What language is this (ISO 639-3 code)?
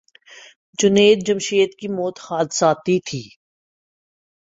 urd